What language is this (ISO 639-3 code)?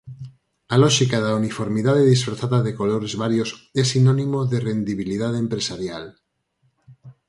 glg